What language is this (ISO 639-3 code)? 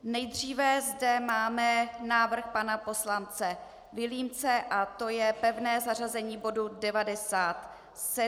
ces